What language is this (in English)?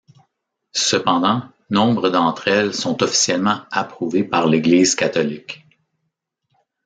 French